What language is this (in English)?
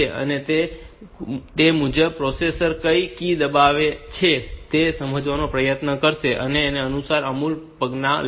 Gujarati